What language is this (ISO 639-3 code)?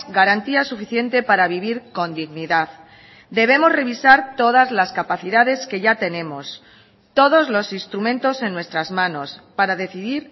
spa